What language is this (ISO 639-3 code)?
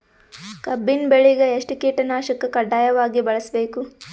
kan